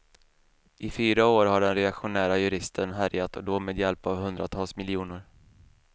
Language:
Swedish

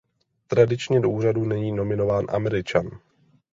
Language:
Czech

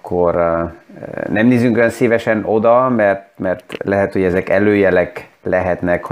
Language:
Hungarian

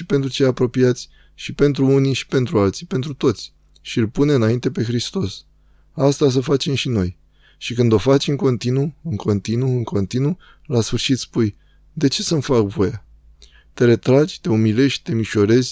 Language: Romanian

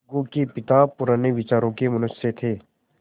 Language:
Hindi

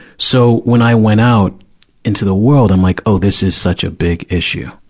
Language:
English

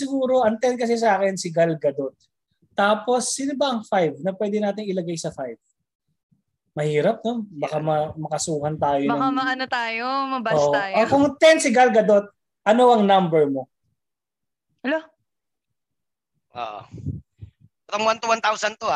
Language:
Filipino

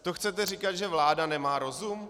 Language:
Czech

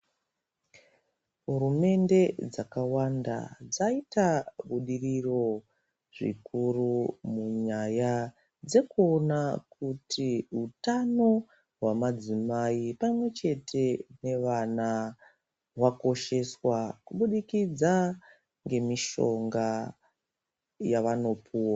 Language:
Ndau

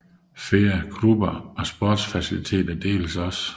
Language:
Danish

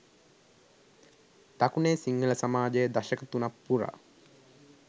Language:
Sinhala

